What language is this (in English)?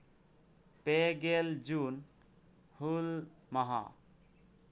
Santali